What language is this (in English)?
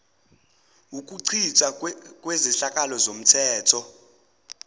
Zulu